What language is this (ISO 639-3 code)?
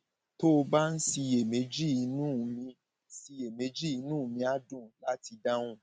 yor